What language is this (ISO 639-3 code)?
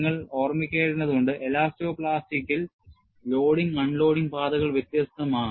mal